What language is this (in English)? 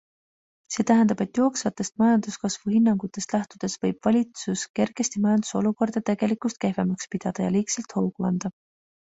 Estonian